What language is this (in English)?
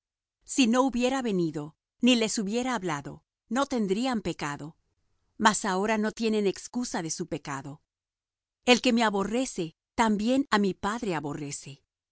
Spanish